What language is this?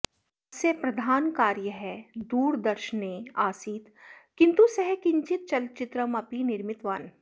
Sanskrit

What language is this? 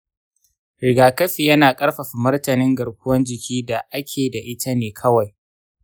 Hausa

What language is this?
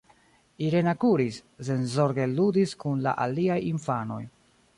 Esperanto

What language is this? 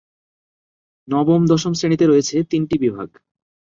Bangla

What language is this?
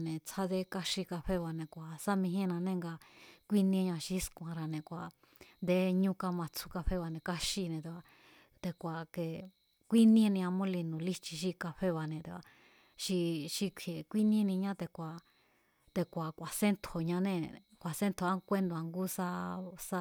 Mazatlán Mazatec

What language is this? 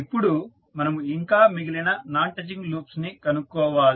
Telugu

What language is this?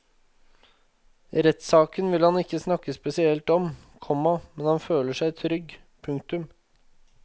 Norwegian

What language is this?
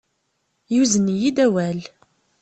Kabyle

